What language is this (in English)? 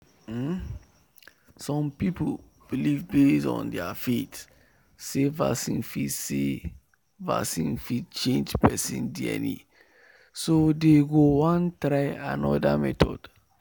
Nigerian Pidgin